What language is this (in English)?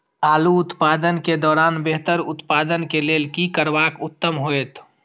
Maithili